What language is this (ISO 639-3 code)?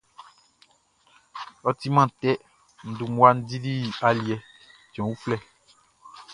bci